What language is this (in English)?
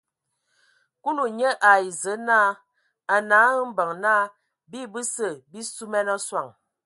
Ewondo